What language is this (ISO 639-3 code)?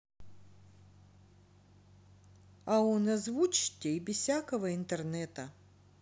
rus